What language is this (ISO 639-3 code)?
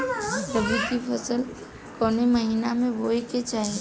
bho